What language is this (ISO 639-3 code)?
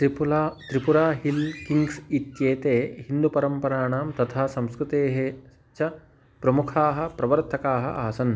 san